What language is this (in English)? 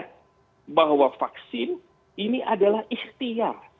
Indonesian